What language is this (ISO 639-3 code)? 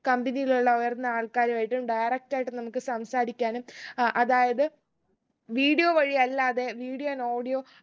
mal